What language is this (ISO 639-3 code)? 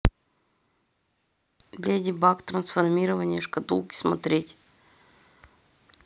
rus